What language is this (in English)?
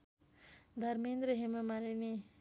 Nepali